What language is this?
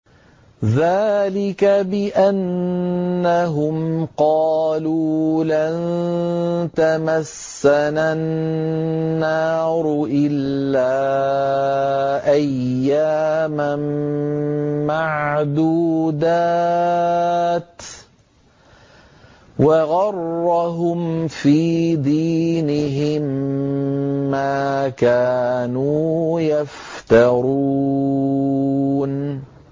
Arabic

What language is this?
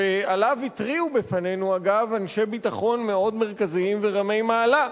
Hebrew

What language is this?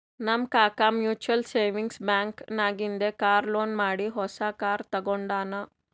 Kannada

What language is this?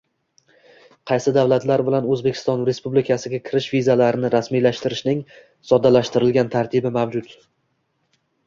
Uzbek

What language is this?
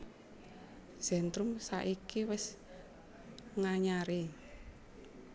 Javanese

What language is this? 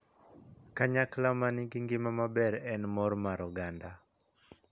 Luo (Kenya and Tanzania)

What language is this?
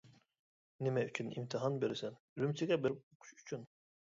Uyghur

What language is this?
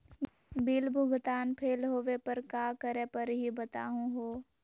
Magahi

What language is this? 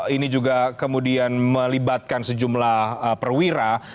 Indonesian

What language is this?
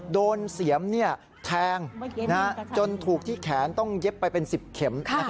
Thai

